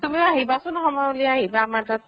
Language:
Assamese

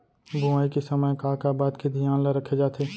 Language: Chhattisgarhi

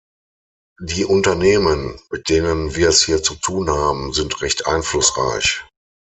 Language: German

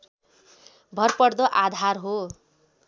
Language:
Nepali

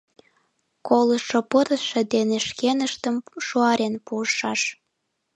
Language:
Mari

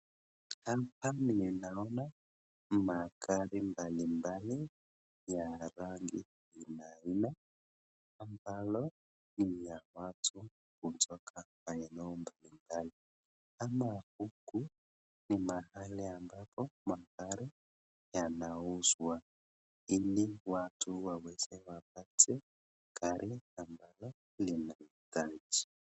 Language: Swahili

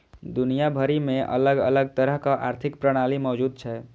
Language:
Maithili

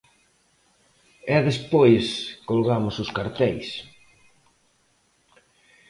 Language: Galician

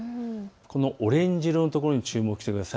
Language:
Japanese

